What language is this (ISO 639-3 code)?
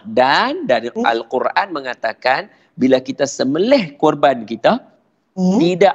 msa